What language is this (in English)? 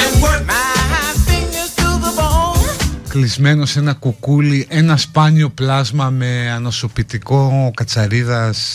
Greek